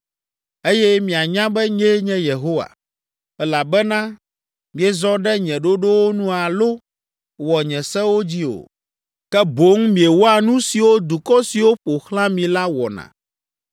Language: Ewe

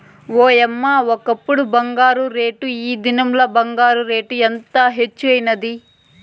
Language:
Telugu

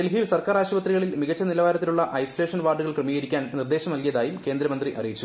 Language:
Malayalam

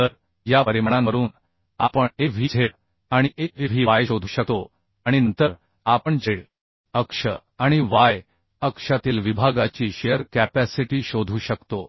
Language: Marathi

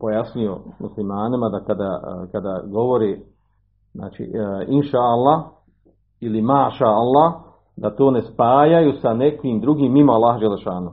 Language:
Croatian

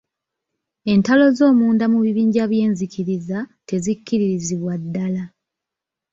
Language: Ganda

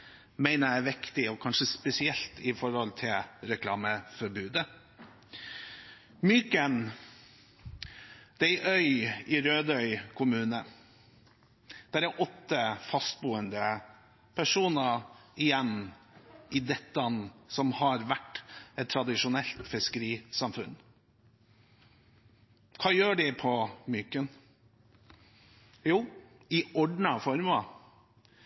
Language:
Norwegian Bokmål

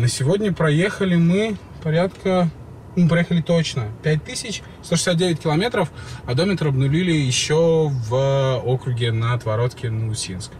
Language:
Russian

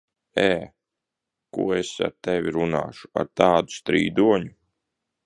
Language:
Latvian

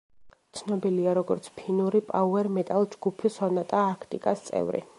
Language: Georgian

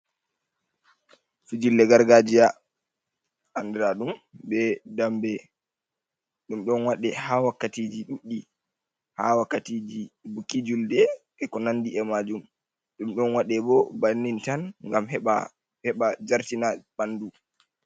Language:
Fula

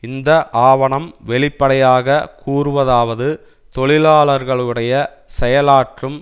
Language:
Tamil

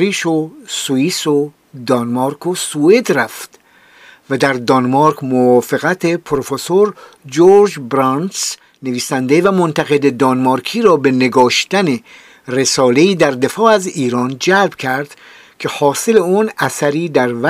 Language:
Persian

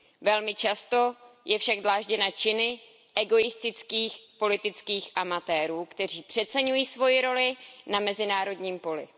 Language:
Czech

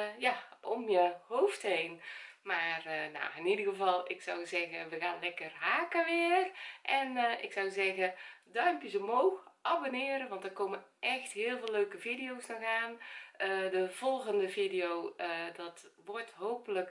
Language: Dutch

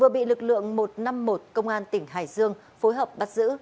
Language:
Vietnamese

